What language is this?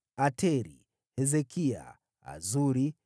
Swahili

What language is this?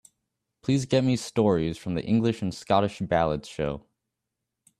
English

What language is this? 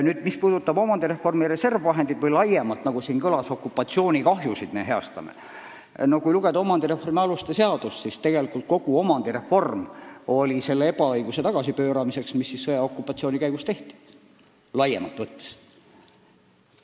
Estonian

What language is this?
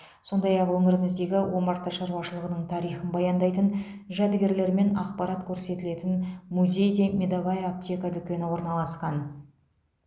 Kazakh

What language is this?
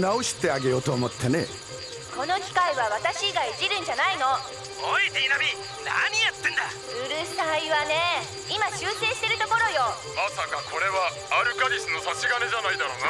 Japanese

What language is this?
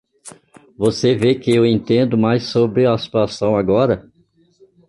Portuguese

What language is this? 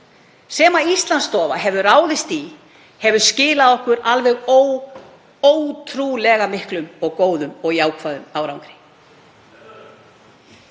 Icelandic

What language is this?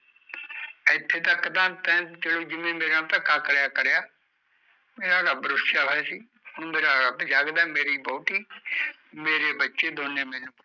Punjabi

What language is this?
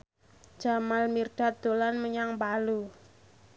Javanese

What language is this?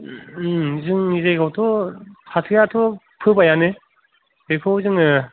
Bodo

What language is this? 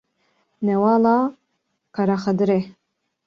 Kurdish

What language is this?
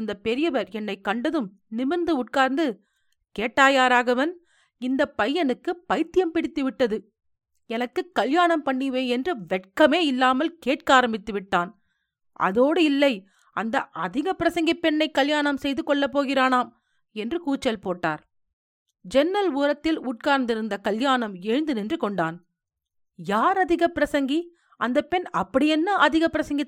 Tamil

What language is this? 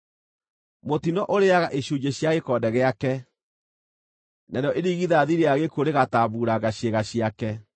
Kikuyu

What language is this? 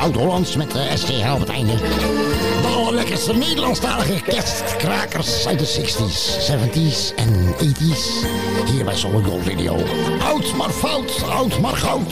Dutch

